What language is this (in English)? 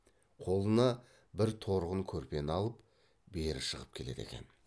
Kazakh